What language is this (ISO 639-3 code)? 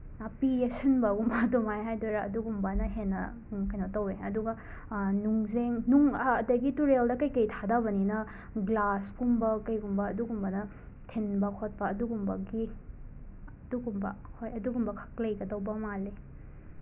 mni